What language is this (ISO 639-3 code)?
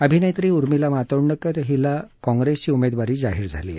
mar